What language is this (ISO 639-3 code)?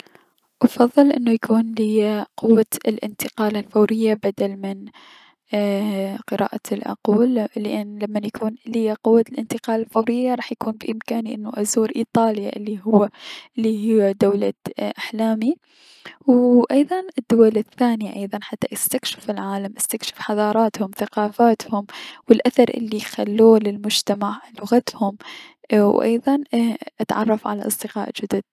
acm